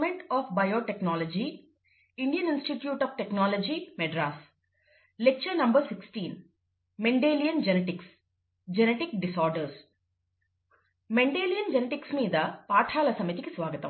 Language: Telugu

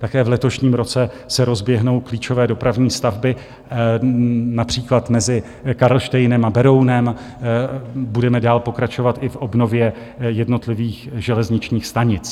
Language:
Czech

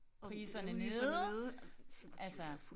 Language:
Danish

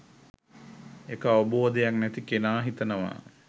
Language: Sinhala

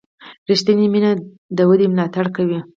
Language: Pashto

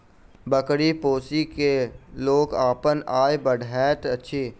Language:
Maithili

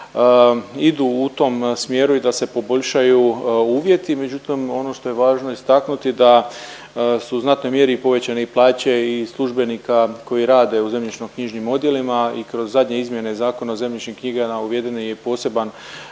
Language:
Croatian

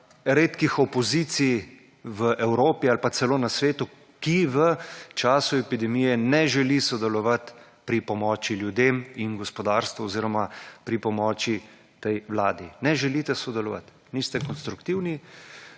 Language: Slovenian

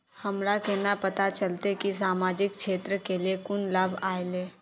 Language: Magahi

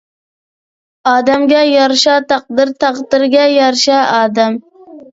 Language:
Uyghur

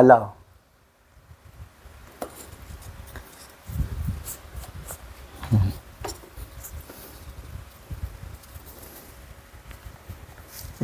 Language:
Filipino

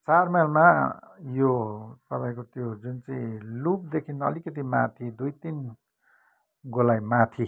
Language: Nepali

